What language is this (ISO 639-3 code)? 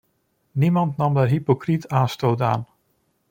nld